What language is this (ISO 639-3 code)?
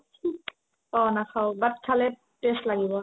asm